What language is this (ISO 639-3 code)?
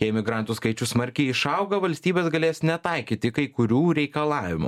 lit